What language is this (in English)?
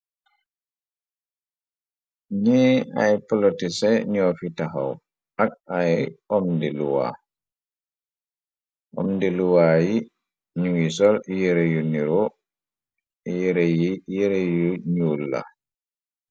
Wolof